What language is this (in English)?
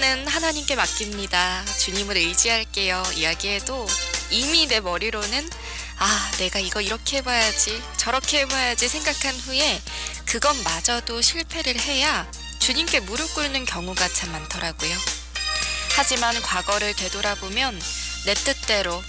Korean